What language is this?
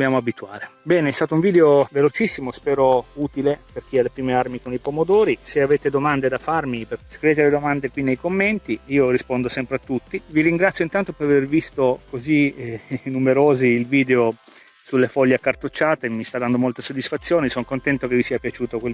Italian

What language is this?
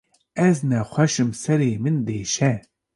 Kurdish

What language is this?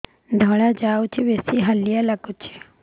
Odia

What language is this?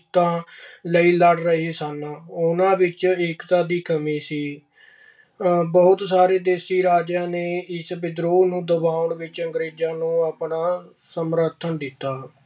Punjabi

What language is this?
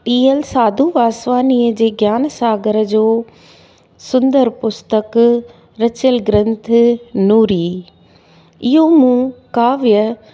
Sindhi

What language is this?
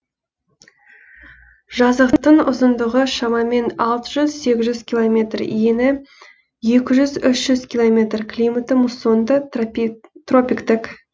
Kazakh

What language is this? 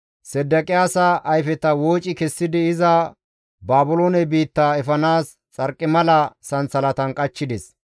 Gamo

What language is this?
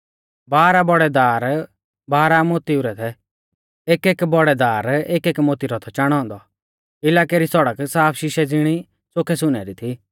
Mahasu Pahari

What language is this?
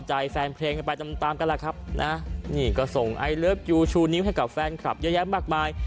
Thai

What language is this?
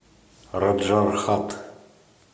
Russian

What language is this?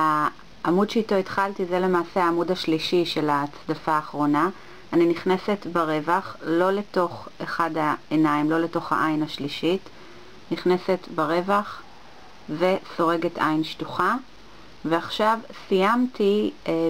Hebrew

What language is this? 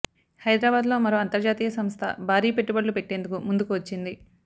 Telugu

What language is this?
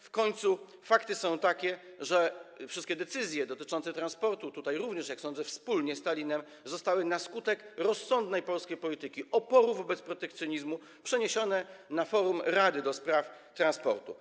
Polish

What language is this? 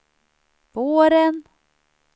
Swedish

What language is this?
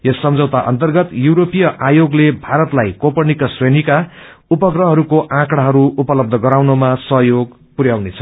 Nepali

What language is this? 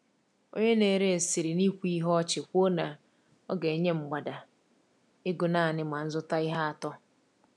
Igbo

